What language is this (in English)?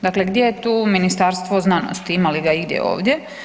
Croatian